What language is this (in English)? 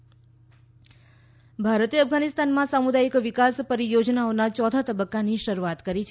Gujarati